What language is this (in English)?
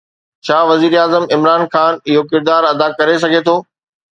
Sindhi